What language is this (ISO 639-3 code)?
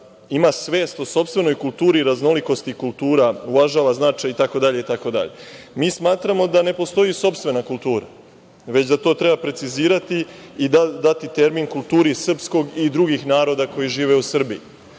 srp